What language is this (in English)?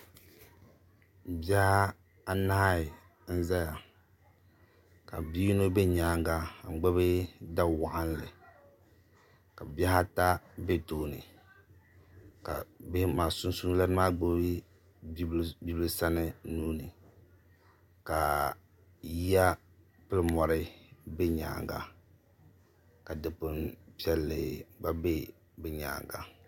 Dagbani